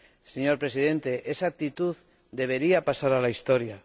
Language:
Spanish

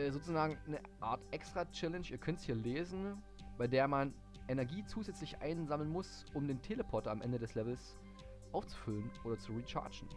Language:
German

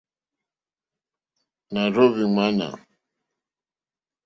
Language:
Mokpwe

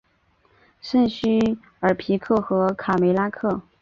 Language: Chinese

